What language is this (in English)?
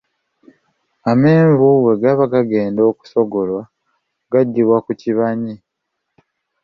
Ganda